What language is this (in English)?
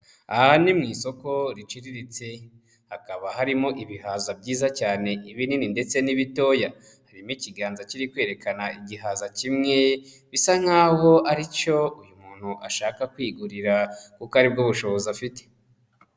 Kinyarwanda